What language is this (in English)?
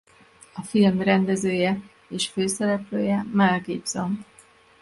Hungarian